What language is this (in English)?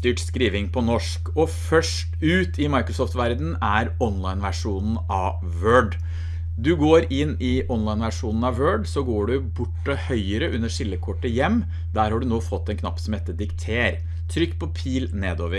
Norwegian